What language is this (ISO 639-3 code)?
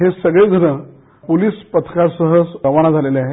mar